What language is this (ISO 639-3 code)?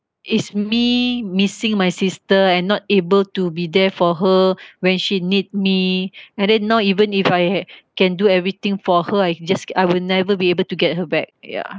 eng